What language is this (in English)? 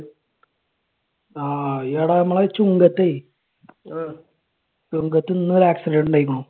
Malayalam